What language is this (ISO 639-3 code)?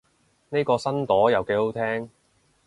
yue